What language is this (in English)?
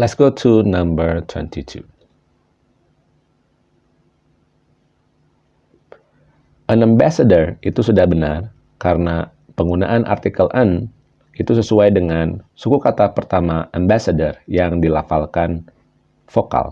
Indonesian